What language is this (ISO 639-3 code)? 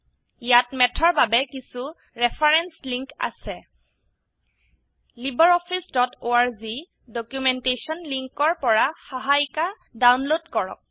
asm